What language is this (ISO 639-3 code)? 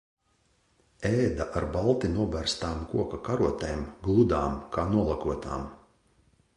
lav